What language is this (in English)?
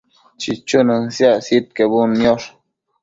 Matsés